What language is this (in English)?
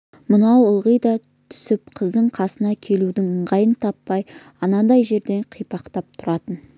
Kazakh